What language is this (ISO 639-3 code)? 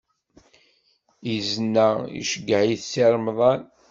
kab